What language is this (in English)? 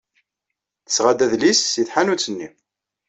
Kabyle